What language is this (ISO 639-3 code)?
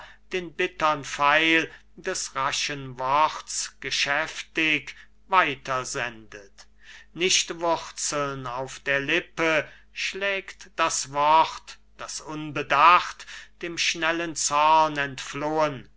deu